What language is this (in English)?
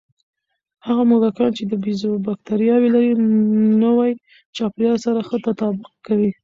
Pashto